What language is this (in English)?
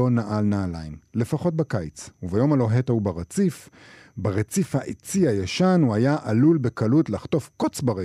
Hebrew